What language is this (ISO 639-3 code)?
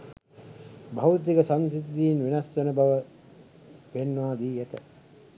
sin